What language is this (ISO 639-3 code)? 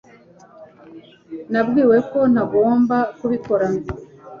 kin